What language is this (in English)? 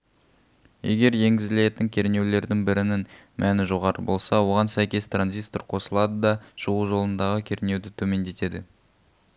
Kazakh